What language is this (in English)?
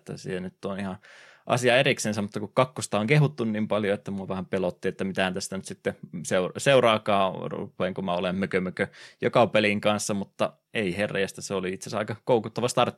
Finnish